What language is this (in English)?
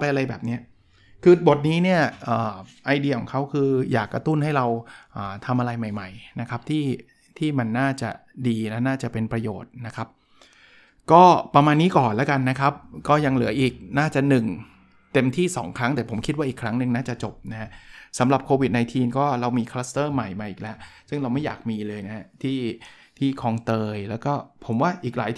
Thai